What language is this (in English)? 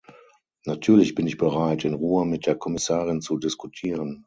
German